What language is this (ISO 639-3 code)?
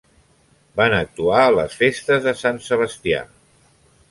cat